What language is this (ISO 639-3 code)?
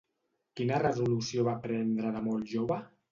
cat